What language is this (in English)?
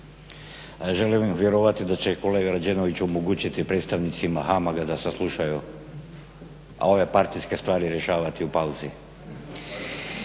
Croatian